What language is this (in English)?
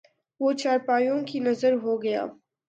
Urdu